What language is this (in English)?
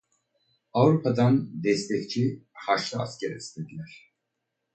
Turkish